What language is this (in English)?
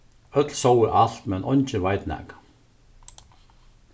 Faroese